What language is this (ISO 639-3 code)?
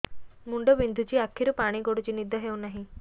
ori